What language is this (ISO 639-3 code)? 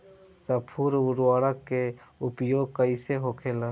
bho